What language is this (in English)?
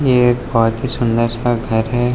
Hindi